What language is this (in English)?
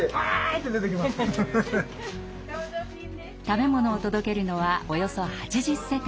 Japanese